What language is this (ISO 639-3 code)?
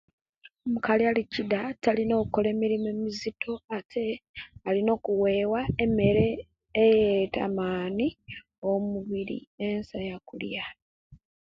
lke